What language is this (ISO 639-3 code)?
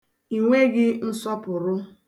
ibo